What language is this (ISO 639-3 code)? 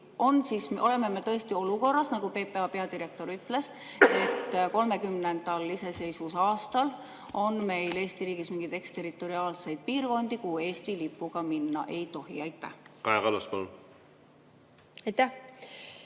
est